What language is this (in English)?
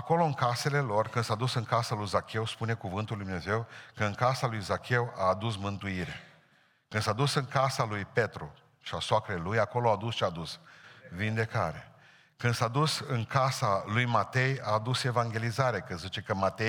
Romanian